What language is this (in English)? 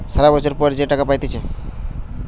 Bangla